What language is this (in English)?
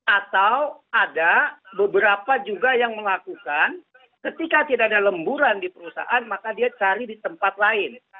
Indonesian